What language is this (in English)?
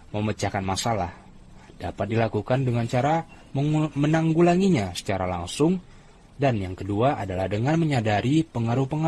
Indonesian